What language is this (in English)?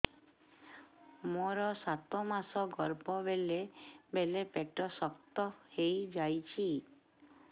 Odia